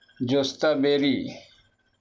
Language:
Urdu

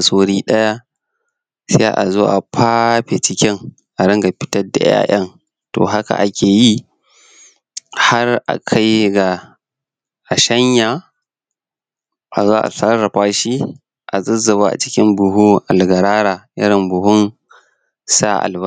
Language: Hausa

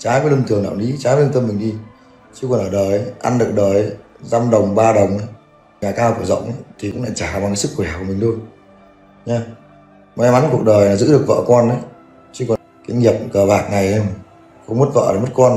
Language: Vietnamese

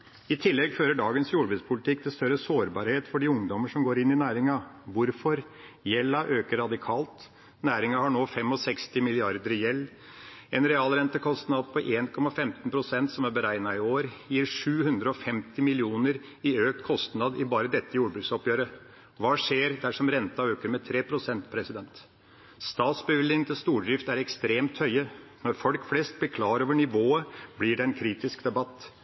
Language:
Norwegian Bokmål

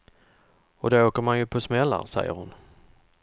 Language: Swedish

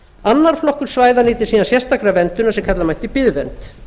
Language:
Icelandic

